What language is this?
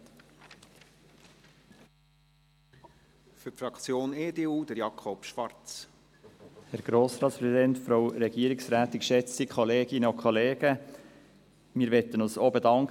Swiss German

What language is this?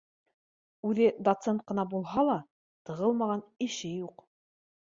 Bashkir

